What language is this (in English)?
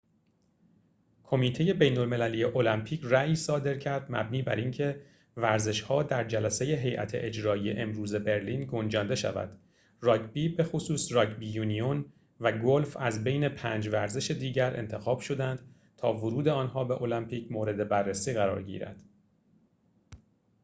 Persian